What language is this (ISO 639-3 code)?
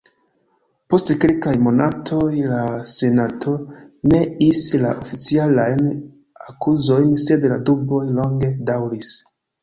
epo